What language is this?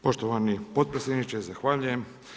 Croatian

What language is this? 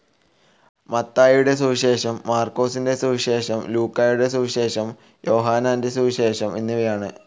Malayalam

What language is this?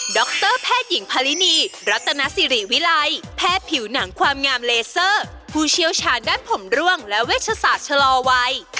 Thai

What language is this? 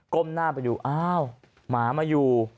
Thai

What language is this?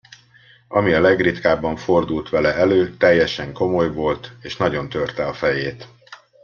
Hungarian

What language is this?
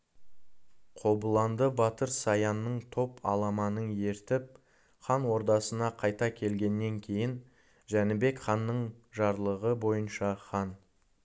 Kazakh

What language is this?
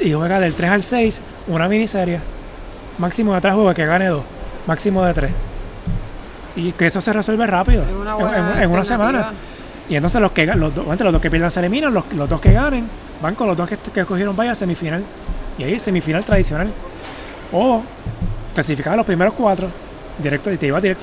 Spanish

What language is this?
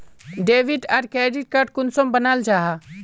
Magahi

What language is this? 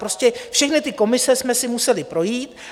Czech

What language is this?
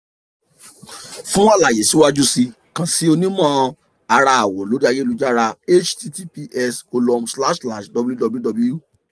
Yoruba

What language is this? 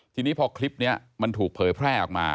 Thai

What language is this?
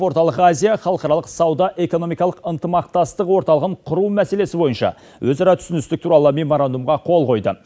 Kazakh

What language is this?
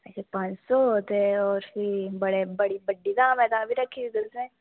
Dogri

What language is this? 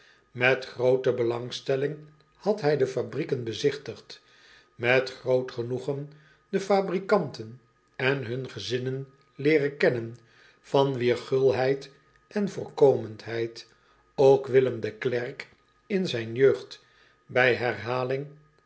Dutch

